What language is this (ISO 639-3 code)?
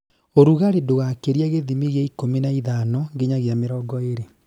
kik